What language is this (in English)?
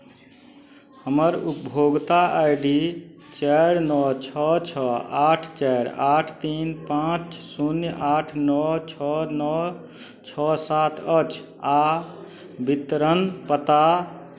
Maithili